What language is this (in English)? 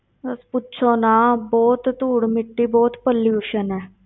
Punjabi